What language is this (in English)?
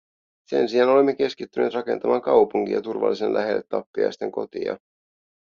Finnish